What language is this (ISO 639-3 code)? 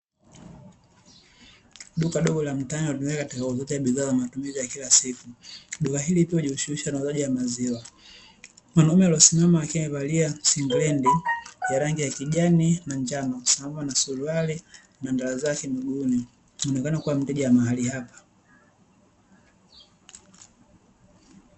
swa